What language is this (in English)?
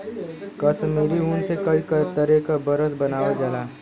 Bhojpuri